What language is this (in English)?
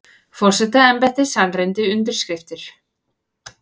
Icelandic